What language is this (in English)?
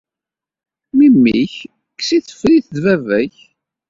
Kabyle